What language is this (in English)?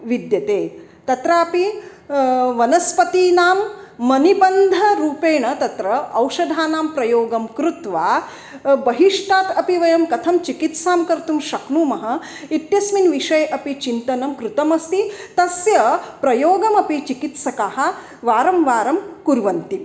Sanskrit